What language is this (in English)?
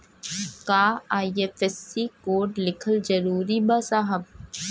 Bhojpuri